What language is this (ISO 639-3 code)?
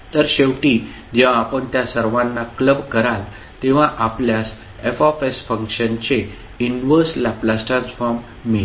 mar